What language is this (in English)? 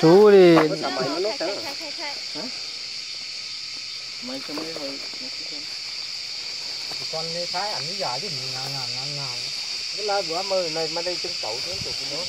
Vietnamese